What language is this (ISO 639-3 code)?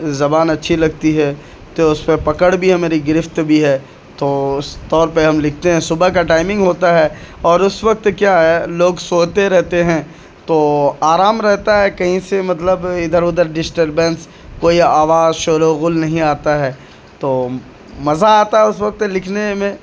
urd